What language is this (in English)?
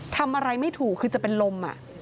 Thai